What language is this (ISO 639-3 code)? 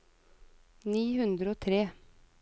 nor